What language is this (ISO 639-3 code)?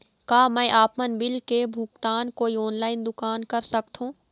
hne